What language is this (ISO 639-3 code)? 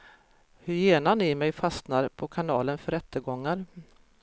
swe